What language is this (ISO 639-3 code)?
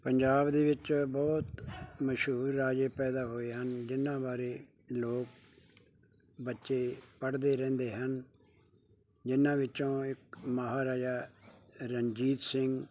pan